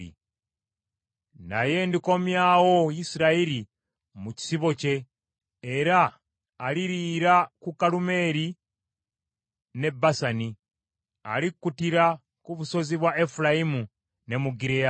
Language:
Ganda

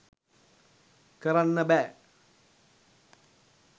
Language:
Sinhala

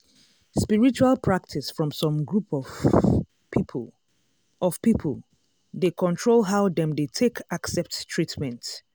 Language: Nigerian Pidgin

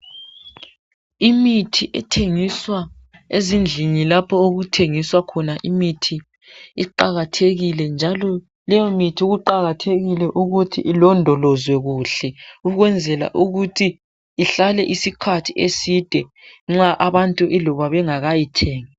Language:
North Ndebele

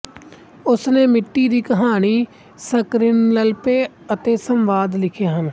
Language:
Punjabi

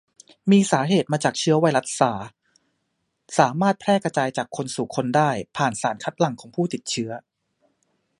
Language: Thai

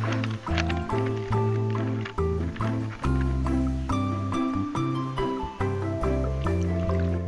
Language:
Indonesian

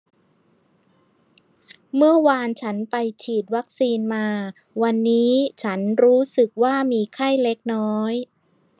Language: Thai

